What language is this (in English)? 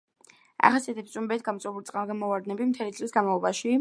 Georgian